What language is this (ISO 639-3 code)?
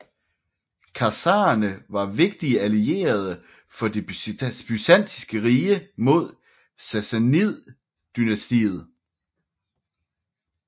dan